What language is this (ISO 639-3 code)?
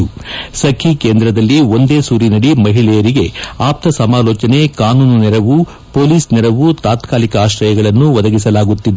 kan